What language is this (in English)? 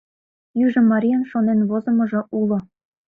Mari